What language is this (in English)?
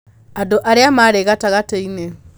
Kikuyu